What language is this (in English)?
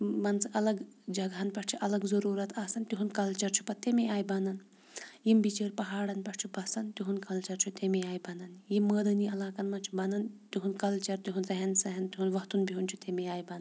Kashmiri